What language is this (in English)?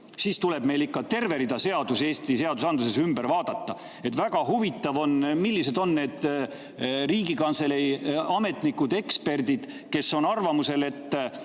Estonian